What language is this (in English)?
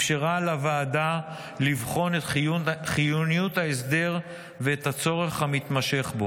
Hebrew